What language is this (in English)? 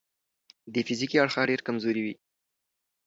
Pashto